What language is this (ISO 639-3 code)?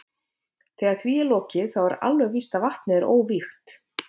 isl